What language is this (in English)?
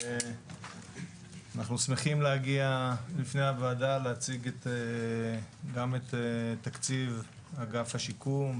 Hebrew